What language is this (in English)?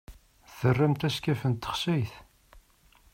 Kabyle